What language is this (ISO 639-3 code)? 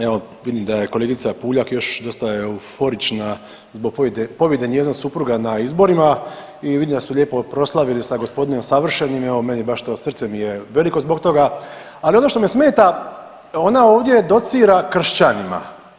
hrv